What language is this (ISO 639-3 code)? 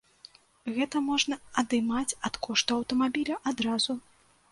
bel